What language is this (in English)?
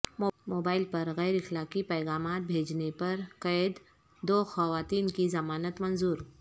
Urdu